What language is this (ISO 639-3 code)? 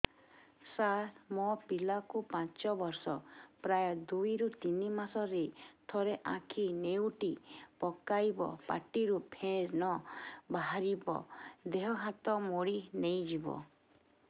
ori